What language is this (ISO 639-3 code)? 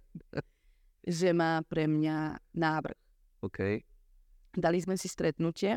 slk